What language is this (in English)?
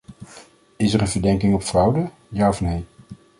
Dutch